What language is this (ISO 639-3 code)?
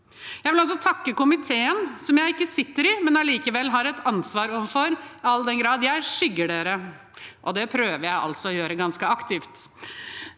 nor